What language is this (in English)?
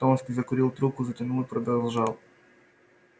Russian